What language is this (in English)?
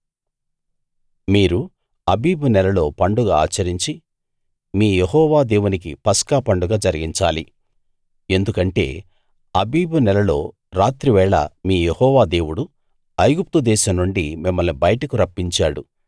Telugu